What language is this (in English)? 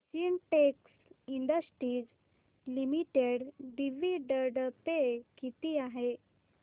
Marathi